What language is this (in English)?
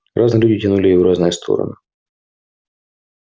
Russian